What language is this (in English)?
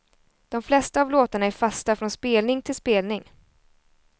Swedish